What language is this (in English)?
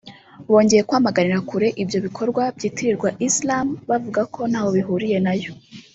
Kinyarwanda